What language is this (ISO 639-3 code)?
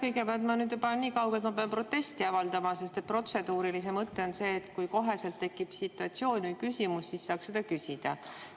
est